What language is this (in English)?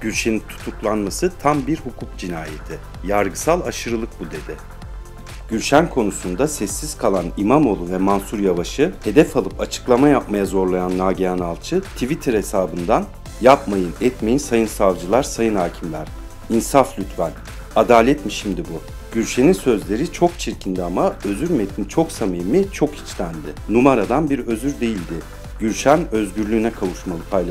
Turkish